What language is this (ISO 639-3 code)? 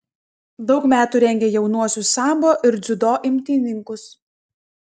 lit